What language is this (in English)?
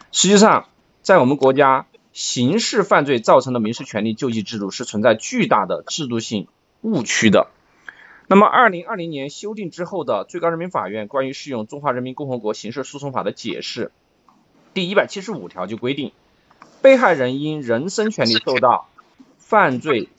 Chinese